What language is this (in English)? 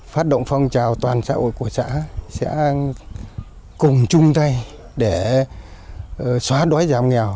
Vietnamese